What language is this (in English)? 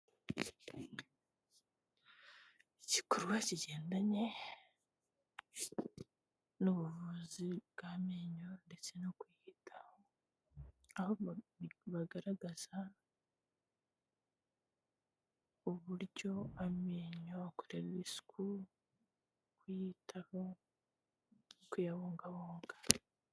Kinyarwanda